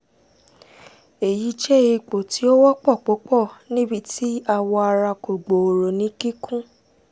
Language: Yoruba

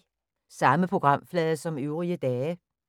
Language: Danish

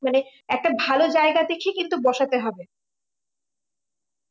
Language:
Bangla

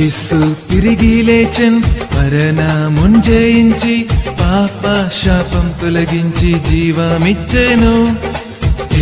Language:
Arabic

